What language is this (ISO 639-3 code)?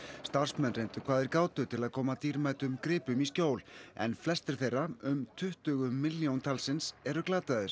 isl